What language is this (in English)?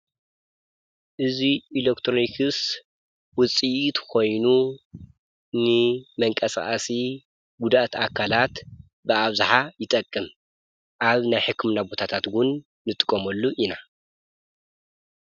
Tigrinya